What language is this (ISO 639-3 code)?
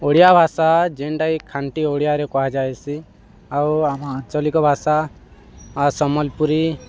ori